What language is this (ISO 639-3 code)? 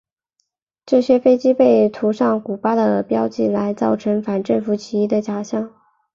zho